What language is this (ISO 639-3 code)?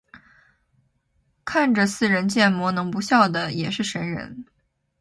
zho